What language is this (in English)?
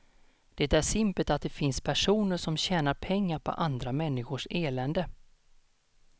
Swedish